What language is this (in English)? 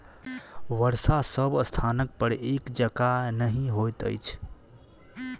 Maithili